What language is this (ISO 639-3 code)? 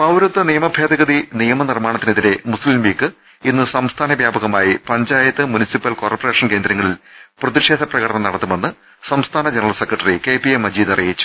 mal